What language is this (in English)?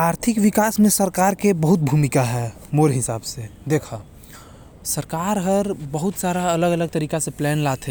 Korwa